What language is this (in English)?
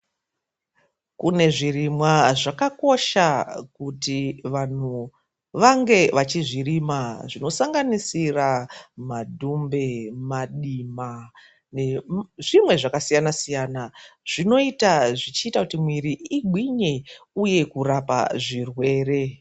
Ndau